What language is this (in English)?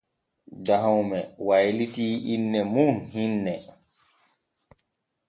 Borgu Fulfulde